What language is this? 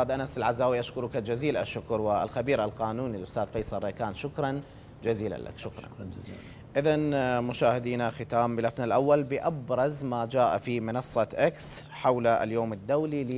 Arabic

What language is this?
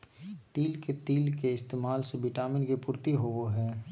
Magahi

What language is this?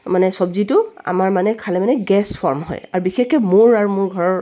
Assamese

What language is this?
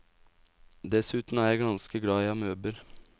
Norwegian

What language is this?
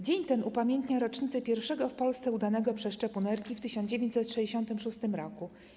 Polish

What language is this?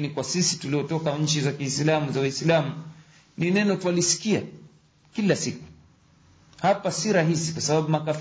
Swahili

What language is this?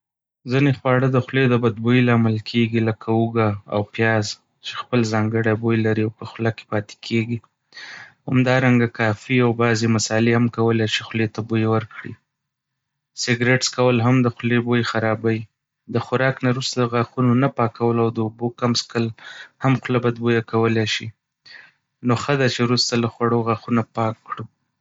Pashto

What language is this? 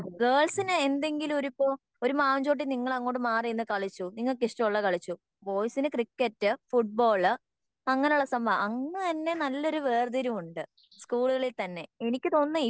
Malayalam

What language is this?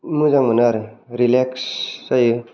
Bodo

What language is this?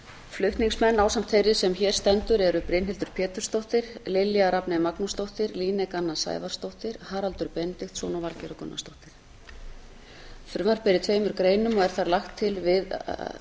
Icelandic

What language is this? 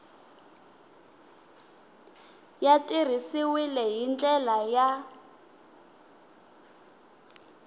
Tsonga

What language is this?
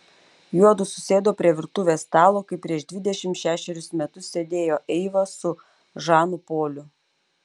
Lithuanian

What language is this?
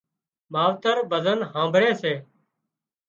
Wadiyara Koli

